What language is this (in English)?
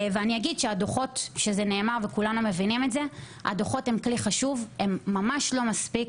Hebrew